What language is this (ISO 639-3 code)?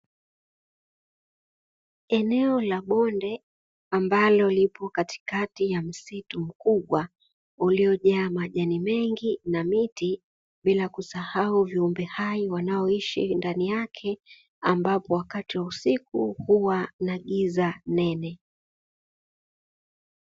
swa